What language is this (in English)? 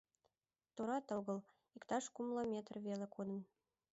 Mari